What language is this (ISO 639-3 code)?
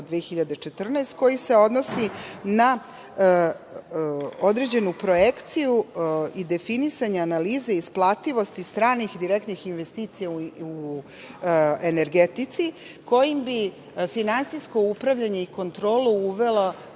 srp